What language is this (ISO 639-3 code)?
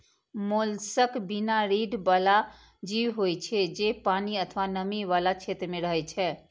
mai